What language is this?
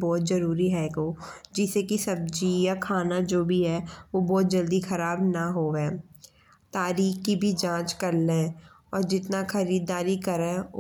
Bundeli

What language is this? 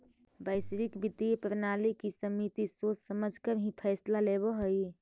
Magahi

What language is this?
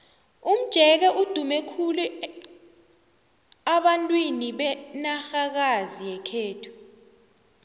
South Ndebele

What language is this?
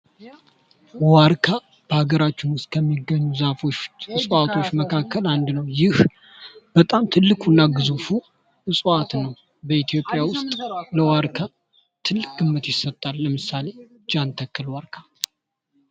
Amharic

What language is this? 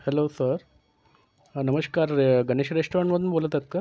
Marathi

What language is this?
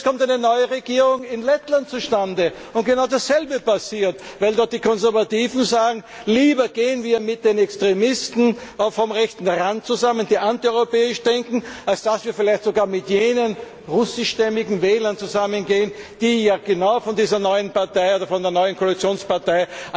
German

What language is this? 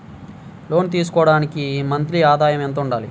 Telugu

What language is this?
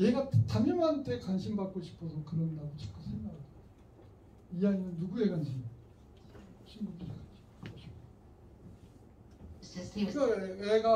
Korean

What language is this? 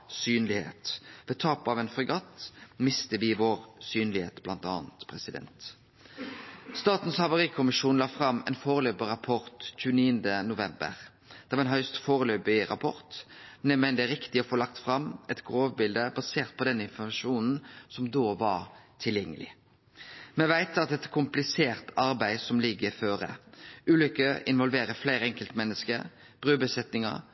Norwegian Nynorsk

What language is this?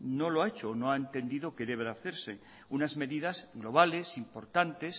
Spanish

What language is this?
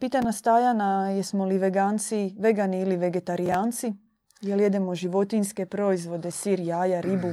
Croatian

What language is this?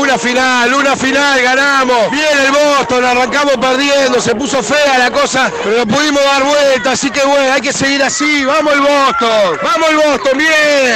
Spanish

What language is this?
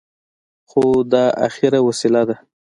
Pashto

